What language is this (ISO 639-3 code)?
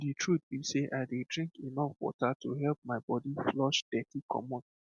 pcm